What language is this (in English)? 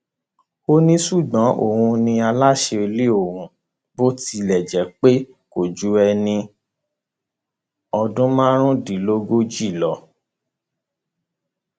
Yoruba